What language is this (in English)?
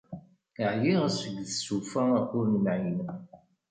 Kabyle